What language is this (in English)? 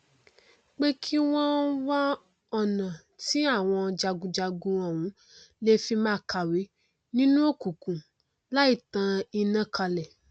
Yoruba